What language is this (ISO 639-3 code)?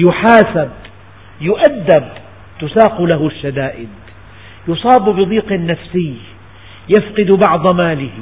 ara